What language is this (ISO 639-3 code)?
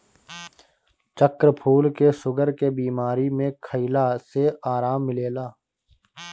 bho